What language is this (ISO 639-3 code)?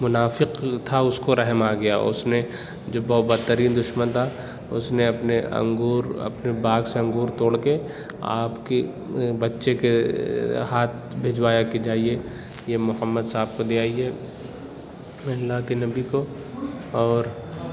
urd